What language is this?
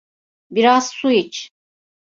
Turkish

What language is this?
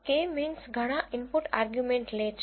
Gujarati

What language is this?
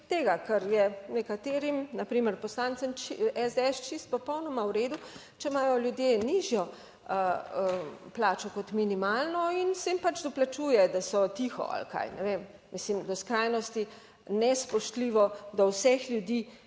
Slovenian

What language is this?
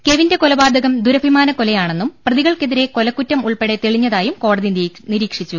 Malayalam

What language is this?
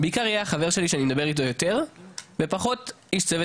Hebrew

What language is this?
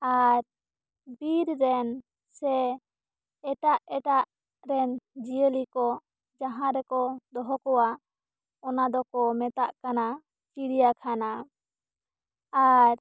Santali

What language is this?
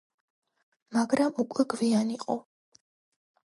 Georgian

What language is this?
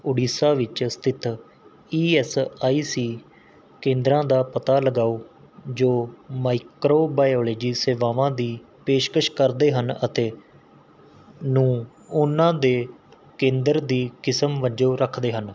Punjabi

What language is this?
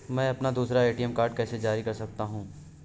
Hindi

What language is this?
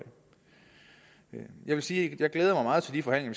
Danish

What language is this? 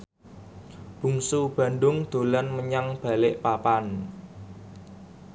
Javanese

